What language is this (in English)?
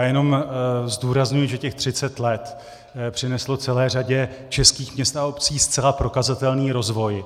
Czech